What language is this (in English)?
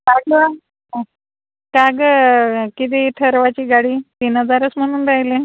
Marathi